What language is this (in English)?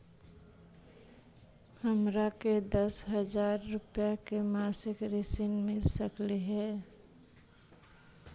Magahi